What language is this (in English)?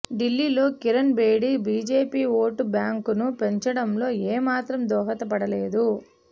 Telugu